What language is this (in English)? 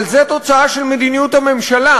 Hebrew